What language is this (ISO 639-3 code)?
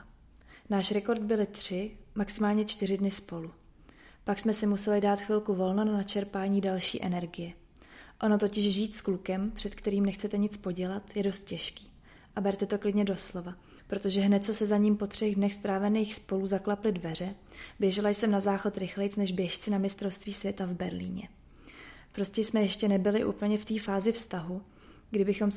ces